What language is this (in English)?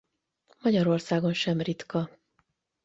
Hungarian